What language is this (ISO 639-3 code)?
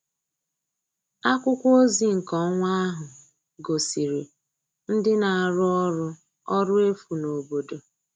ibo